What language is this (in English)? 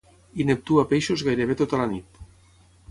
Catalan